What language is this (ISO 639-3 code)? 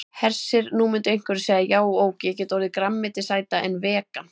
isl